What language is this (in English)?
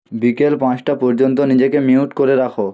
Bangla